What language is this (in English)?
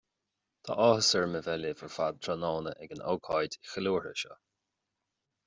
Irish